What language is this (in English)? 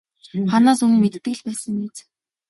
Mongolian